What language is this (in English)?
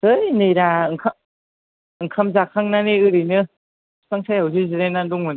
Bodo